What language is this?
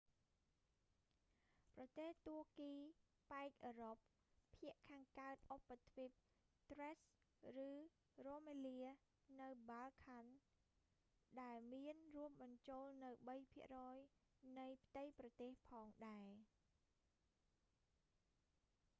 Khmer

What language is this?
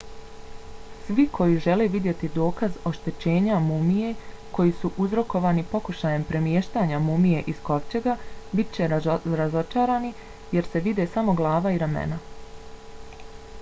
Bosnian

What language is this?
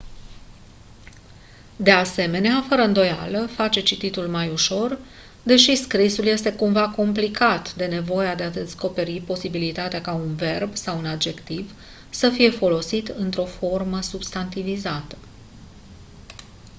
Romanian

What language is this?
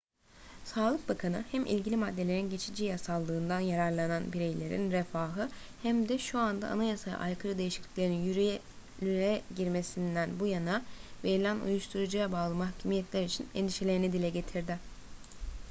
Turkish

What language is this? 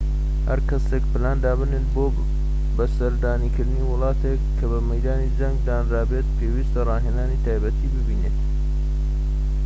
Central Kurdish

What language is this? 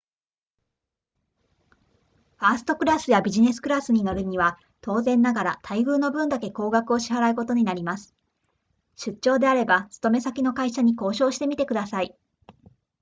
Japanese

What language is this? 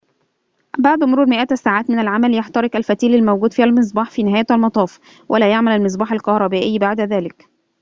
Arabic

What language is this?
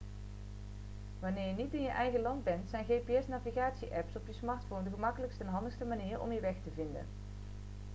Dutch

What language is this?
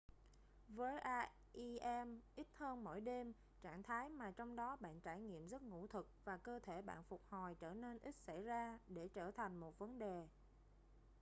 Vietnamese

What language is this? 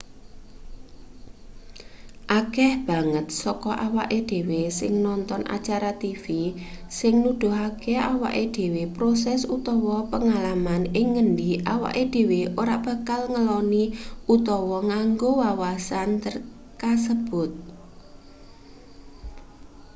Javanese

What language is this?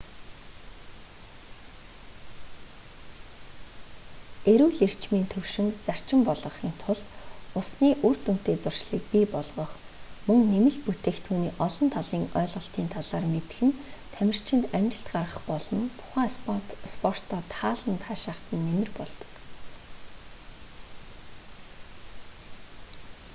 Mongolian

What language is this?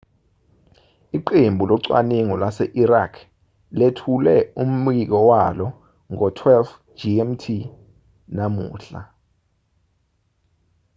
Zulu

